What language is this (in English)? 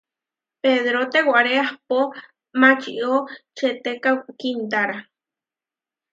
Huarijio